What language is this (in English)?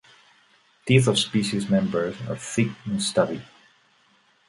English